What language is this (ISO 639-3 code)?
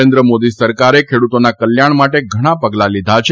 guj